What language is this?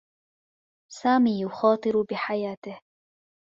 Arabic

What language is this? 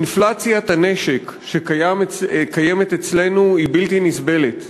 Hebrew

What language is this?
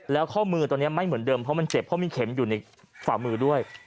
Thai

